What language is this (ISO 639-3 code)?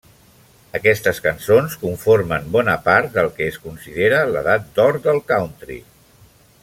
cat